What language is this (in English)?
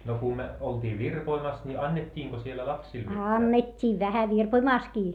Finnish